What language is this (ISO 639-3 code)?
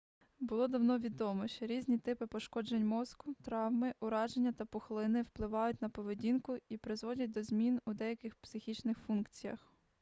ukr